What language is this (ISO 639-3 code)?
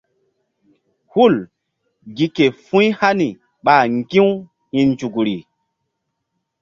mdd